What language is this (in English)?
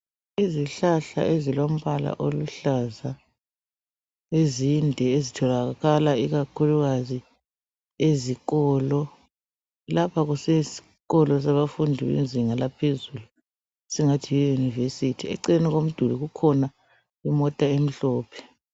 North Ndebele